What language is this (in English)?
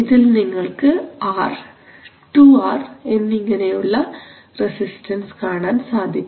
Malayalam